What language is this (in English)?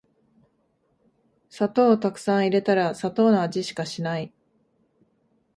Japanese